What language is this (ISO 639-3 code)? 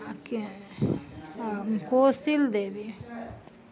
mai